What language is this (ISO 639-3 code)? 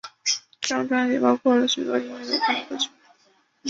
zho